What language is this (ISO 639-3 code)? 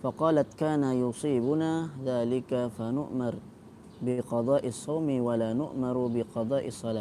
msa